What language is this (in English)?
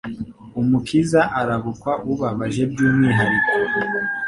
Kinyarwanda